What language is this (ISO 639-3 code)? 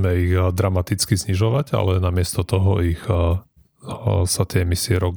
slk